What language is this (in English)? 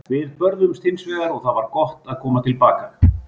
Icelandic